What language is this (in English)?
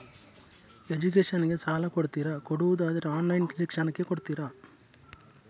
Kannada